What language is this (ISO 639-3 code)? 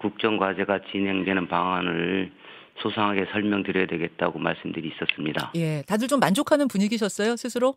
kor